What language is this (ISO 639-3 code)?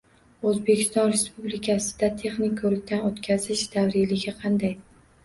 uzb